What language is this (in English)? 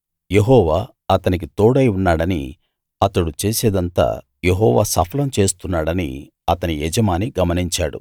Telugu